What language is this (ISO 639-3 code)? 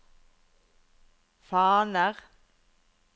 nor